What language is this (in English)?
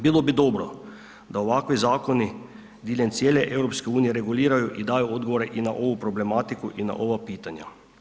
Croatian